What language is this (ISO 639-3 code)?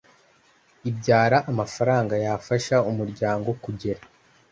kin